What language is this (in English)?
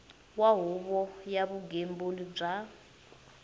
Tsonga